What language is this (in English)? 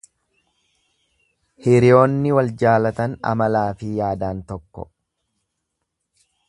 Oromo